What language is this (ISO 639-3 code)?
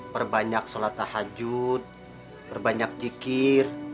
ind